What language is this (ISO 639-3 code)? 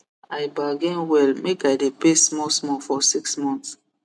pcm